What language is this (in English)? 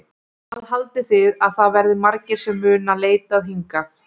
Icelandic